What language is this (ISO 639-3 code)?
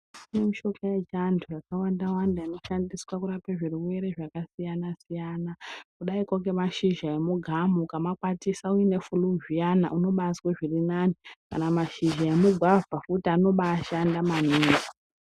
ndc